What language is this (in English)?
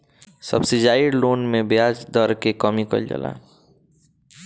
Bhojpuri